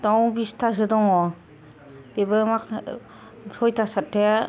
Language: Bodo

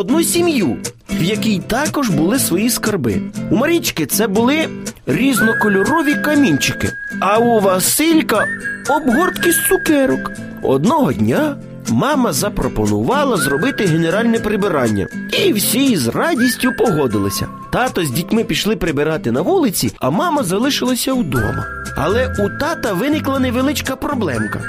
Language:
Ukrainian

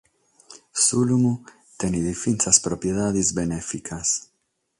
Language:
Sardinian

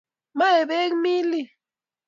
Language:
Kalenjin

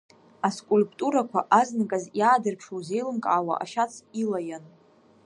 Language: Abkhazian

